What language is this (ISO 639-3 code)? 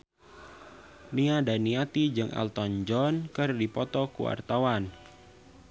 sun